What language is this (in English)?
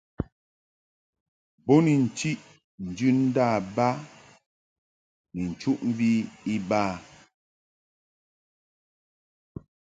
Mungaka